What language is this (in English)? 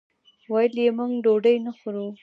Pashto